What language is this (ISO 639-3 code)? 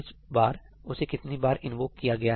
hin